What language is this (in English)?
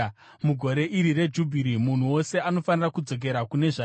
Shona